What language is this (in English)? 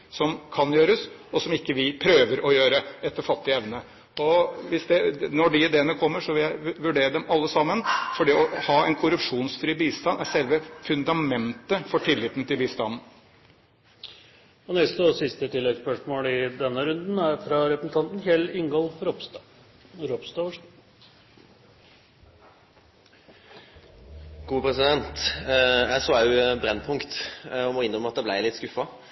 Norwegian